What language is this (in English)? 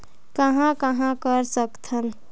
Chhattisgarhi